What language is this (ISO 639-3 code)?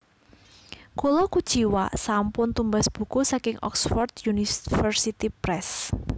jav